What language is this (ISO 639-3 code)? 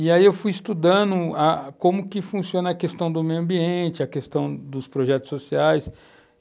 por